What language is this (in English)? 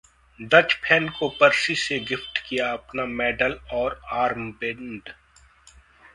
Hindi